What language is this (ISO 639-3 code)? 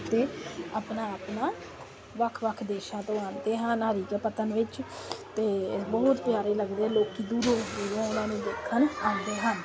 pan